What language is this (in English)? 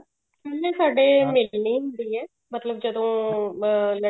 Punjabi